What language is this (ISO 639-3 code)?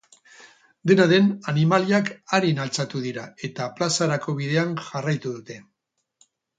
eus